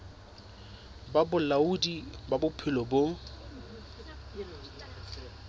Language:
Southern Sotho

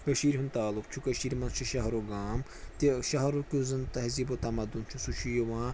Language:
Kashmiri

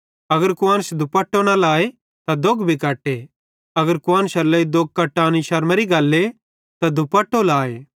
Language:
Bhadrawahi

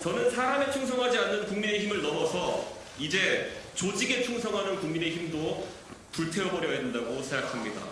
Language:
Korean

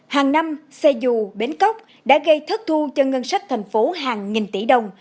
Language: Vietnamese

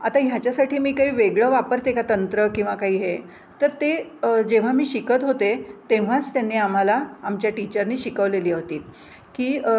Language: Marathi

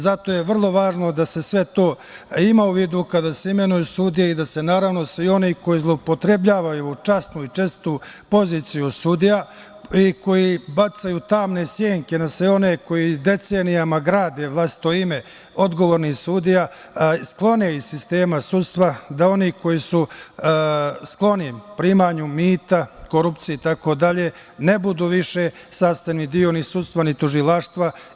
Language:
Serbian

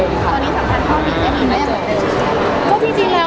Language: Thai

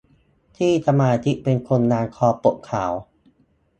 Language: Thai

